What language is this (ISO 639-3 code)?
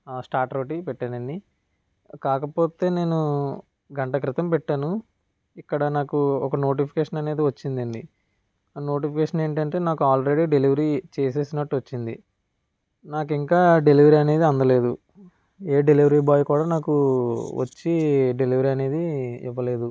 tel